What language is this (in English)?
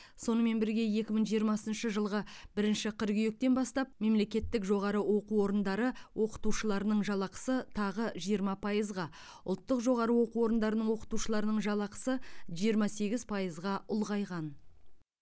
Kazakh